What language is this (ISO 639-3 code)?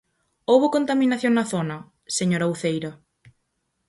glg